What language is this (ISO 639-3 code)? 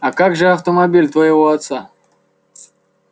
rus